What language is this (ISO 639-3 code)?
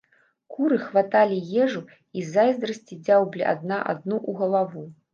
bel